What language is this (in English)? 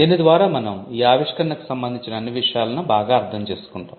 Telugu